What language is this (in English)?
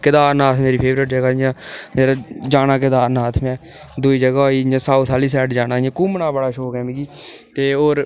Dogri